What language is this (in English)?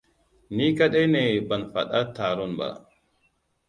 Hausa